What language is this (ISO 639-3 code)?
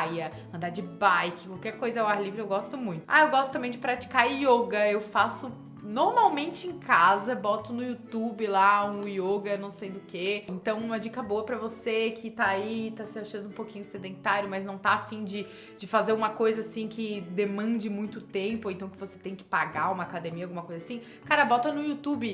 por